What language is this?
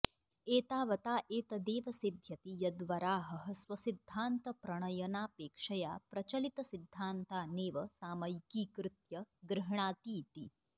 Sanskrit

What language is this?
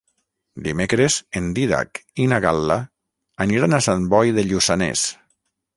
Catalan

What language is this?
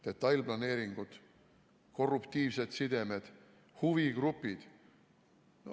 Estonian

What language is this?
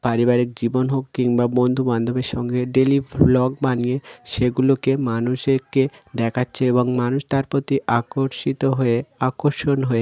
Bangla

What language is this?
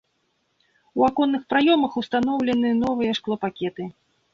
Belarusian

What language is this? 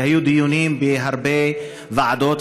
Hebrew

